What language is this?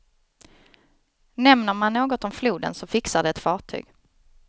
Swedish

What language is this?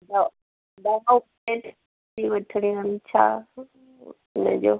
Sindhi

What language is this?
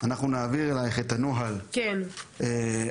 Hebrew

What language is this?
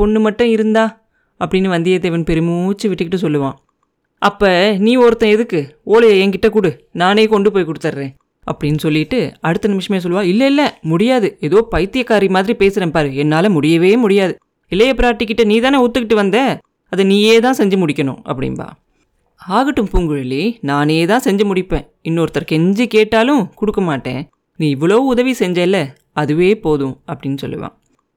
Tamil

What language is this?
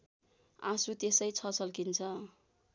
Nepali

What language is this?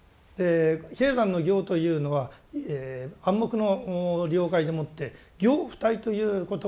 Japanese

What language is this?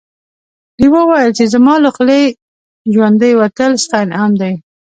Pashto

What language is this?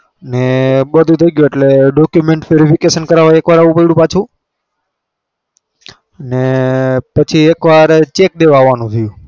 Gujarati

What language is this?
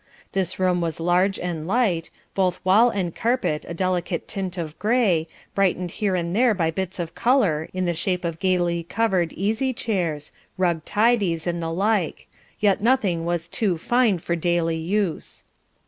English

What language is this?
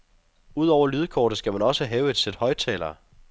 Danish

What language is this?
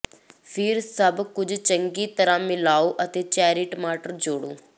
Punjabi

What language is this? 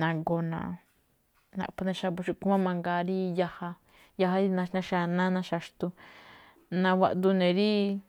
Malinaltepec Me'phaa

